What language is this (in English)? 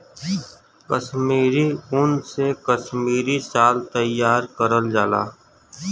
Bhojpuri